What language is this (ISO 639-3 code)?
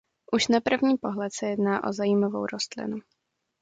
ces